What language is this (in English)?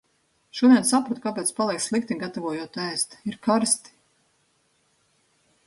Latvian